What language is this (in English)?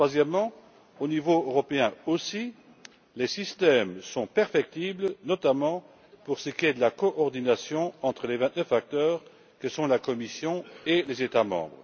French